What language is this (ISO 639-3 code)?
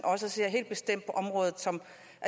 dan